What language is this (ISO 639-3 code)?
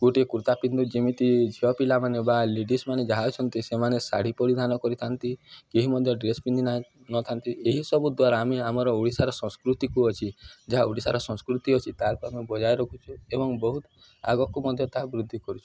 ori